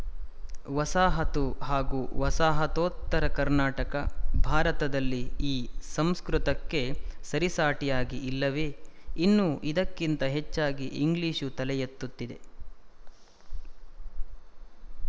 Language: Kannada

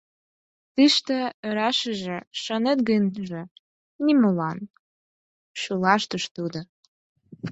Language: Mari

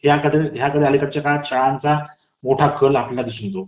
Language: Marathi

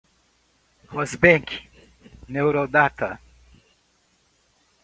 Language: Portuguese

